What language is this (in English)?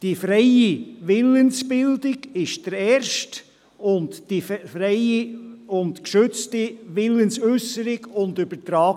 Swiss German